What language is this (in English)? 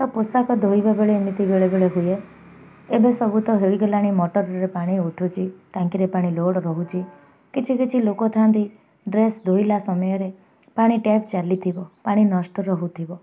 Odia